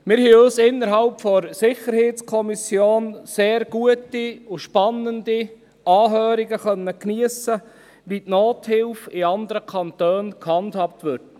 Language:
Swiss German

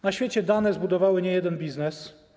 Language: Polish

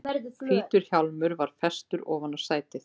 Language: Icelandic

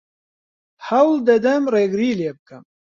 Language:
Central Kurdish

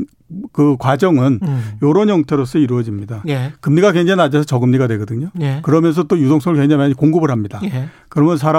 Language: Korean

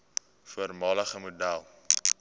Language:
Afrikaans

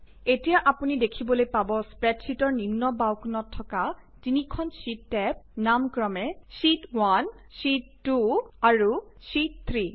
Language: Assamese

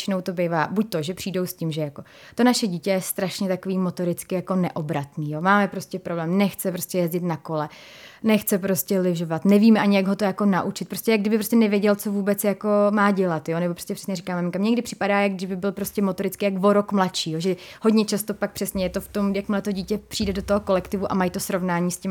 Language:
Czech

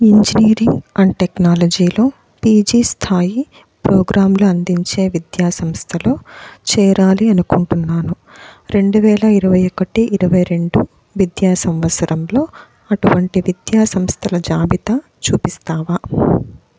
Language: Telugu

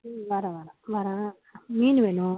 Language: Tamil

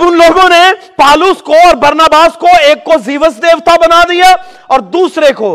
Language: Urdu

